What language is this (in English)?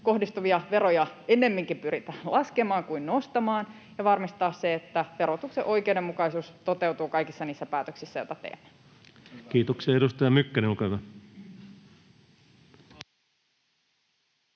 Finnish